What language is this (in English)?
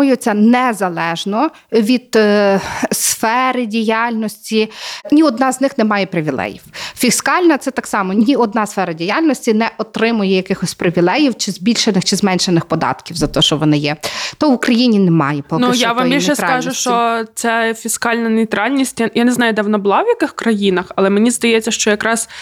Ukrainian